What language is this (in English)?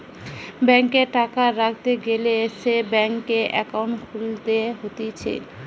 Bangla